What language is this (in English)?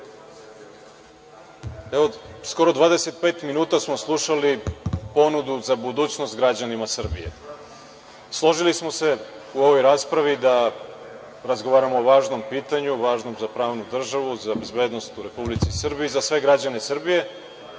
Serbian